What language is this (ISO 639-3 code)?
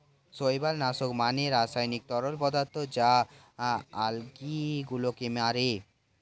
ben